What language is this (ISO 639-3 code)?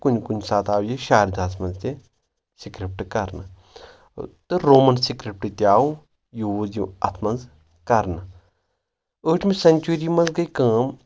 kas